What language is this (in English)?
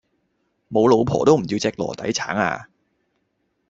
Cantonese